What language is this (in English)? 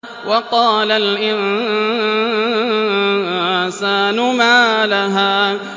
Arabic